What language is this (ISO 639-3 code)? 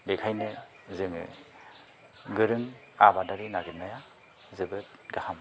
brx